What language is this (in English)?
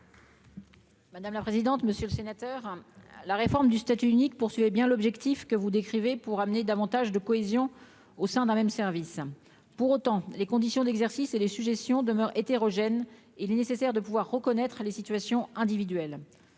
French